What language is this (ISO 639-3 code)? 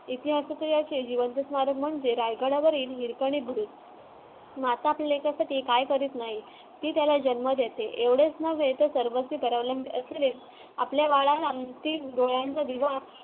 mar